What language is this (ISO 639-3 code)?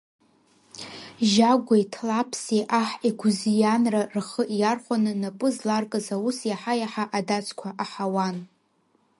abk